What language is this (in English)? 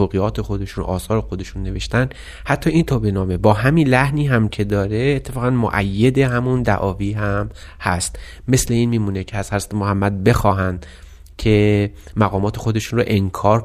Persian